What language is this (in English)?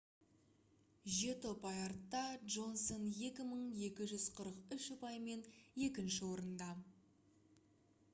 Kazakh